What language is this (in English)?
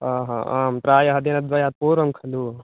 Sanskrit